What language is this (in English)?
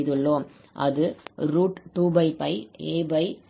Tamil